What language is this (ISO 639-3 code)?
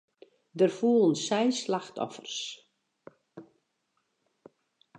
fry